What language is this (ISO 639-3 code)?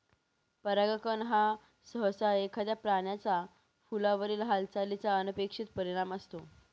mar